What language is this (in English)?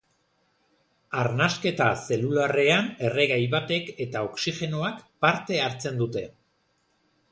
Basque